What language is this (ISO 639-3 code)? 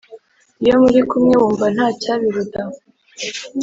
kin